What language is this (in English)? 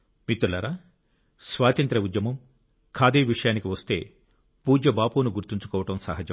Telugu